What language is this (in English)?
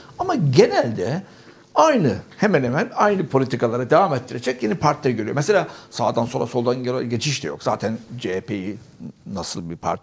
Turkish